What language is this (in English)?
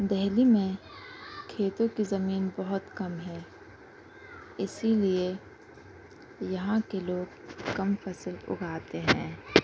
Urdu